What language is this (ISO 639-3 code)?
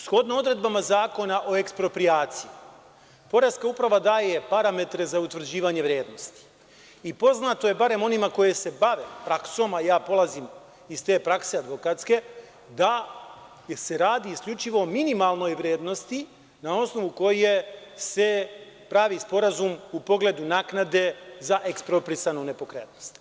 srp